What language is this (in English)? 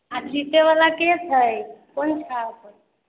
Maithili